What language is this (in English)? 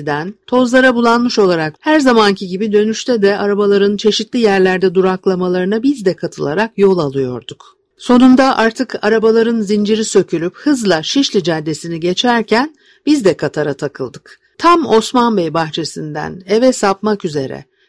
Turkish